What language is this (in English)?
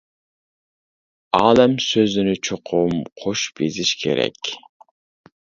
Uyghur